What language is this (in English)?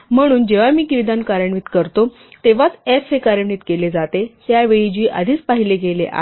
Marathi